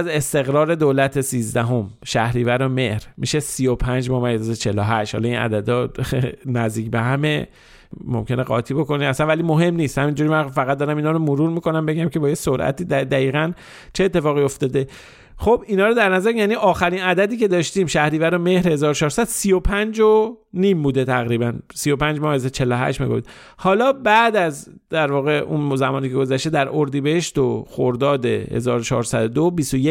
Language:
Persian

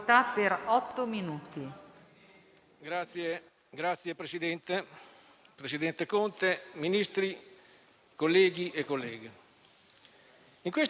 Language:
Italian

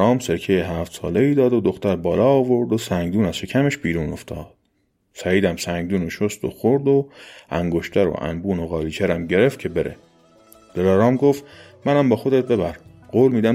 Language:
Persian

